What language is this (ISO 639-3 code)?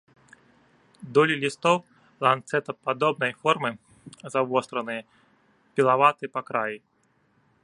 bel